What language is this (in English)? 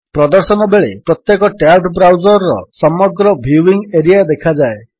Odia